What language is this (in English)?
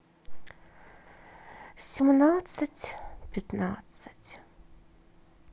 Russian